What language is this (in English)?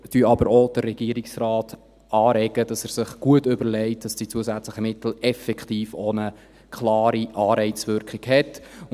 Swiss German